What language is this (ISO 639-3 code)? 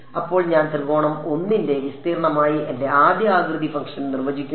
mal